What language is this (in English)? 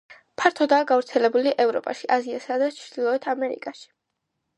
Georgian